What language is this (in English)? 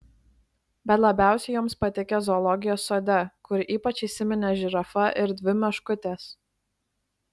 Lithuanian